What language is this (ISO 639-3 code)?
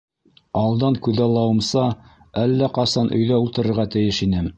bak